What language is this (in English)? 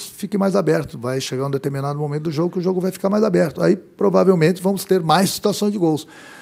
Portuguese